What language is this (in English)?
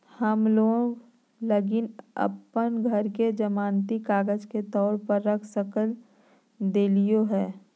Magahi